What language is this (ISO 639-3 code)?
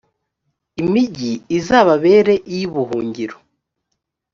kin